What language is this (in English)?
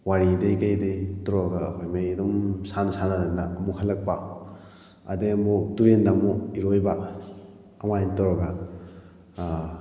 Manipuri